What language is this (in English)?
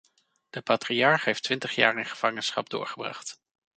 Dutch